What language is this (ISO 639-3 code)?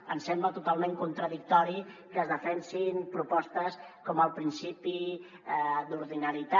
cat